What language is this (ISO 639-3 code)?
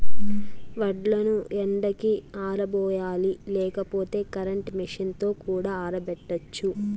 tel